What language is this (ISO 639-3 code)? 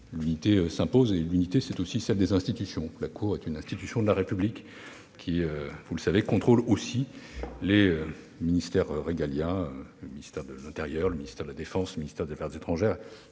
fra